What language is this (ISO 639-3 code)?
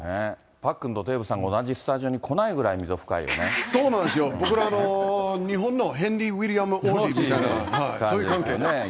jpn